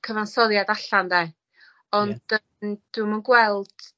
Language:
Welsh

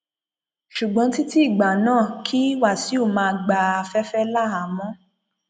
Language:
Yoruba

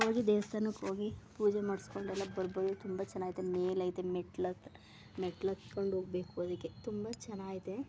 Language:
Kannada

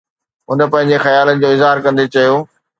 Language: Sindhi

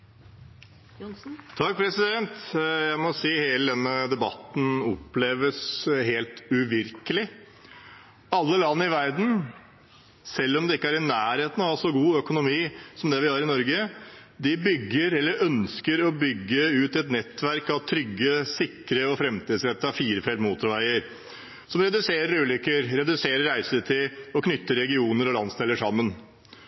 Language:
Norwegian Bokmål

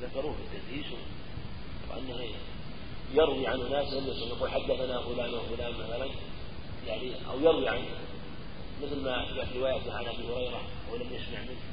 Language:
Arabic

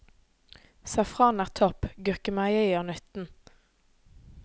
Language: Norwegian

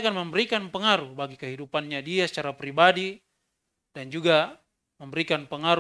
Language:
Indonesian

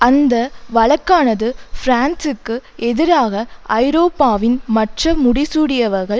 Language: Tamil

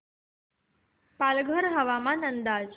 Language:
Marathi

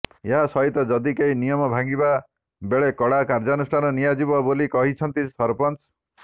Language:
Odia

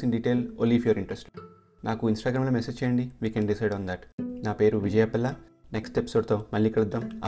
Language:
Telugu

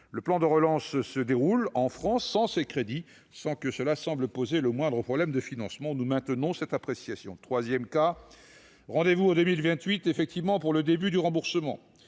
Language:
French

